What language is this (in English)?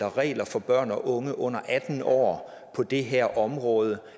Danish